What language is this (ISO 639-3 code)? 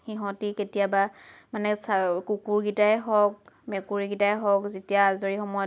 asm